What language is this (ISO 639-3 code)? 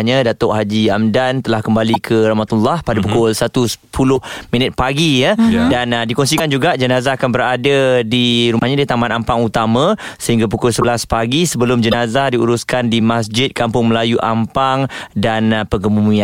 msa